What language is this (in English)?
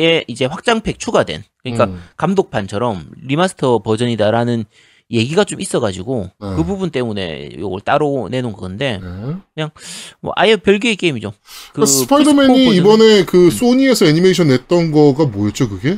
Korean